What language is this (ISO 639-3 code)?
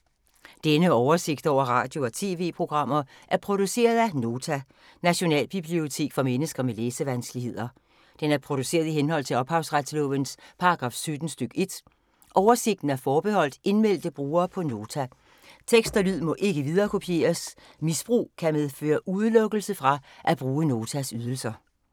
dan